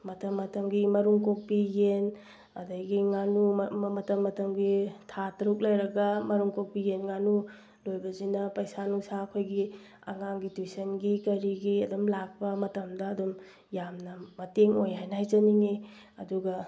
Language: Manipuri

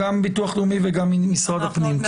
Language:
Hebrew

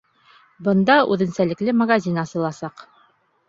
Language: Bashkir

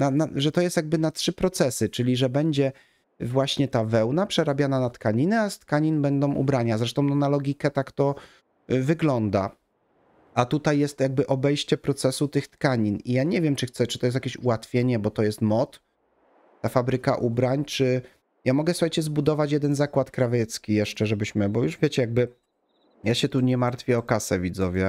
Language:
Polish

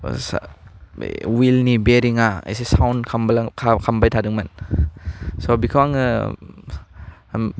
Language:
Bodo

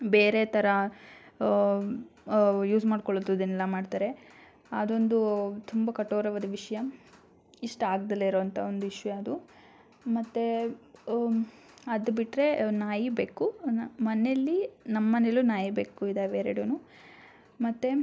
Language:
Kannada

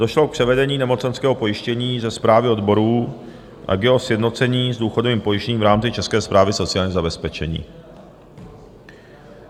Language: Czech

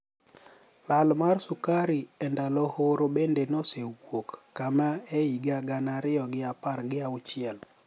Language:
Luo (Kenya and Tanzania)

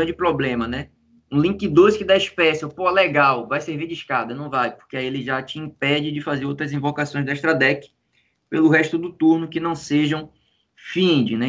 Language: Portuguese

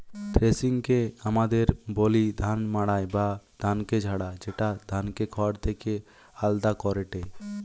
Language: Bangla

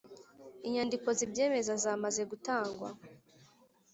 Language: Kinyarwanda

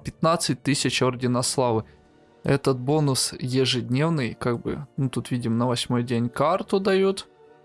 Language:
Russian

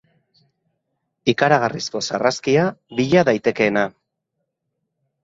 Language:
Basque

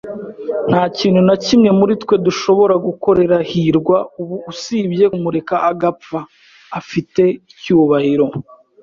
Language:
Kinyarwanda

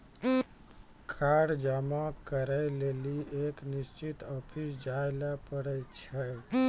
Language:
Maithili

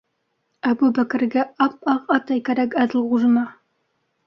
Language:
Bashkir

